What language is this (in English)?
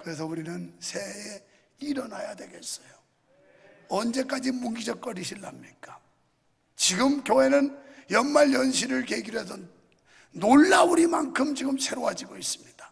Korean